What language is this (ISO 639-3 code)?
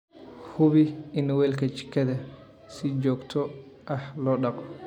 som